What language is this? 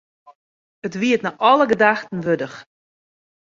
Western Frisian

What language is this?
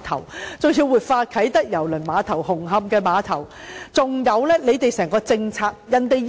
Cantonese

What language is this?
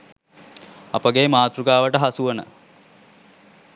Sinhala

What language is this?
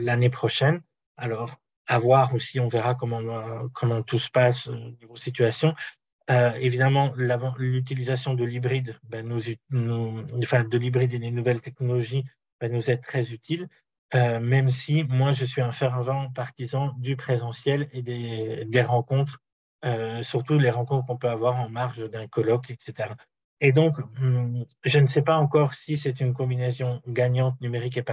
French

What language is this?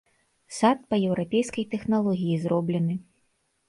Belarusian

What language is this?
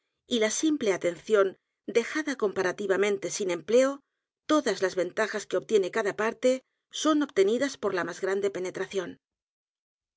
Spanish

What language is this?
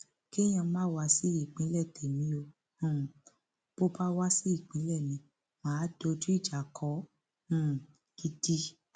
Yoruba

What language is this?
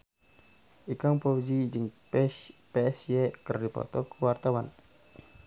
Sundanese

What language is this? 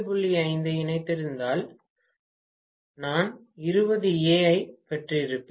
Tamil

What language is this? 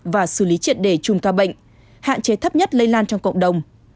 Vietnamese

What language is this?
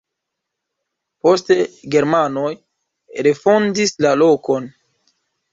Esperanto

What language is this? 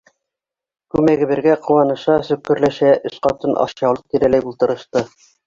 Bashkir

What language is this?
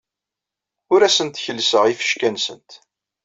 Kabyle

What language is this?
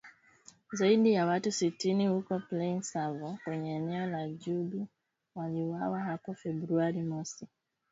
Swahili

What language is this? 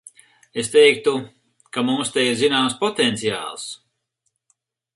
Latvian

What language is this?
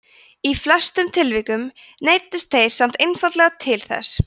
Icelandic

